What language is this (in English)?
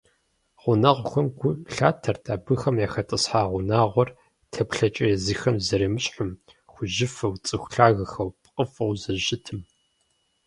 Kabardian